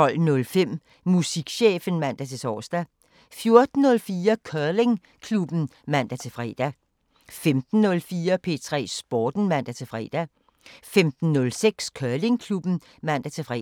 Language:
Danish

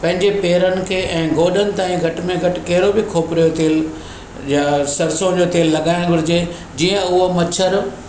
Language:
Sindhi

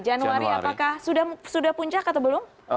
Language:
Indonesian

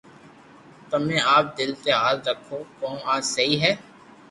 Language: Loarki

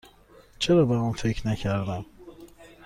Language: Persian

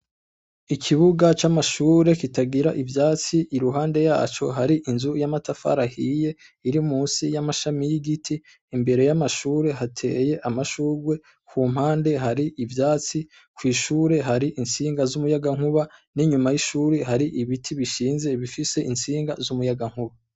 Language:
Rundi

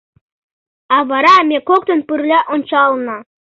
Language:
Mari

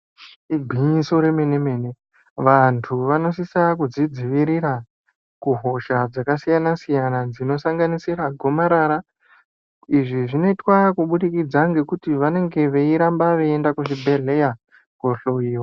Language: Ndau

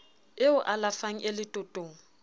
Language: Southern Sotho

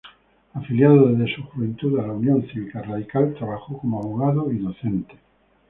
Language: Spanish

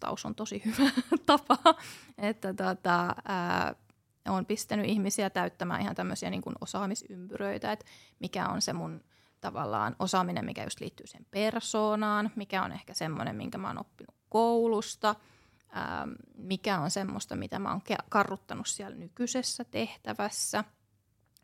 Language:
Finnish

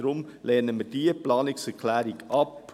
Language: Swiss German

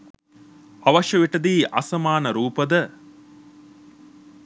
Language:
Sinhala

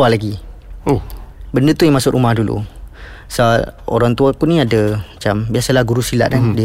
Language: Malay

